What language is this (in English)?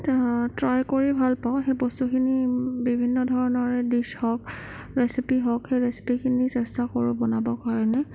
Assamese